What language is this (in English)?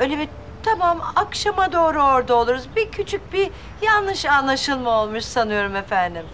Turkish